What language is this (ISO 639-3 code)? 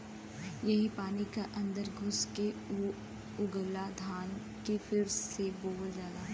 bho